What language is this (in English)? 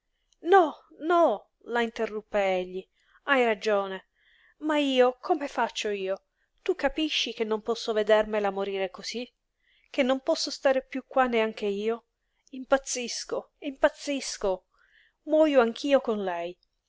Italian